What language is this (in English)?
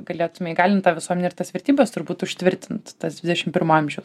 Lithuanian